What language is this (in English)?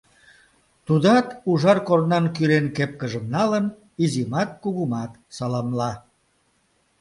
Mari